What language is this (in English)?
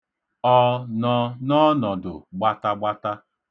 Igbo